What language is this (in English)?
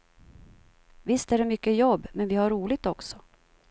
Swedish